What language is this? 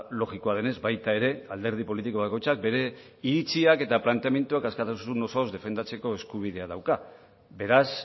Basque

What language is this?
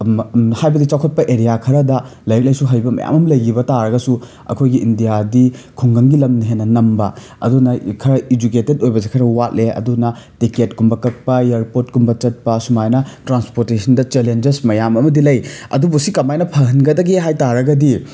Manipuri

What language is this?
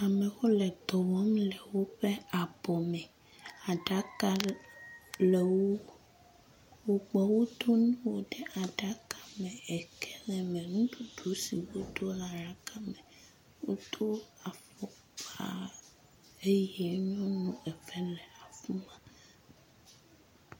Ewe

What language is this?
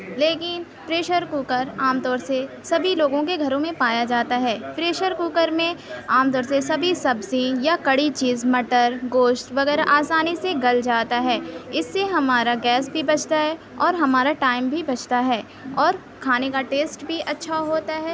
Urdu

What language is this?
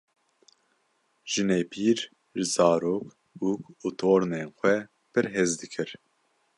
Kurdish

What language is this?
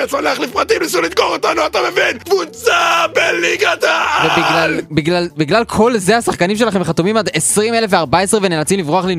Hebrew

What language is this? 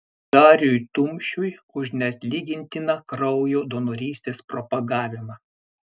Lithuanian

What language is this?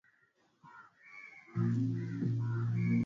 Swahili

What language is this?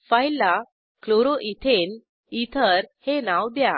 Marathi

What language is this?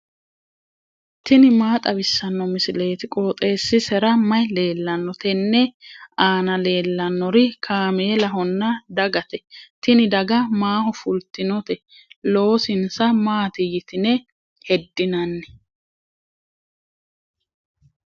Sidamo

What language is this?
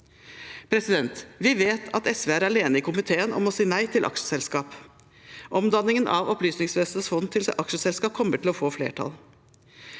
Norwegian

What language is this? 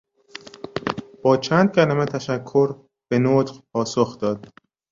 Persian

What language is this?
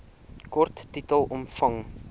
Afrikaans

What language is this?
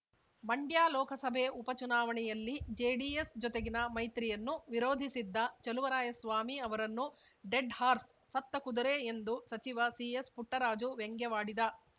Kannada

